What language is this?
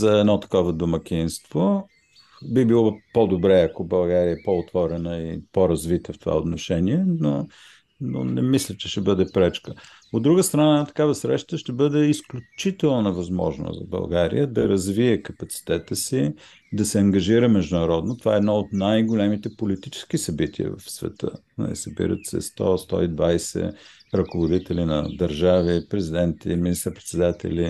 Bulgarian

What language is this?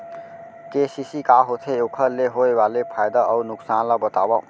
Chhattisgarhi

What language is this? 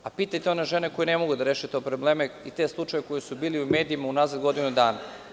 Serbian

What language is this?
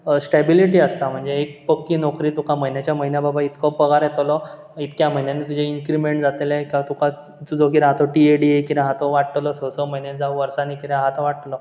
Konkani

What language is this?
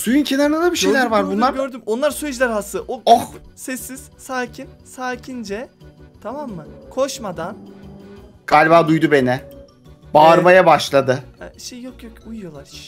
Turkish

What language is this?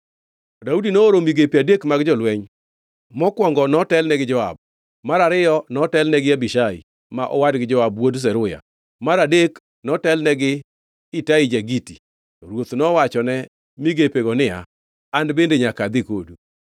Luo (Kenya and Tanzania)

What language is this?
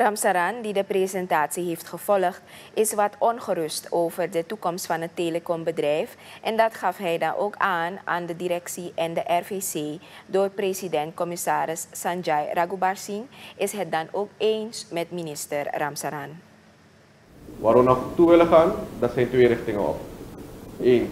Dutch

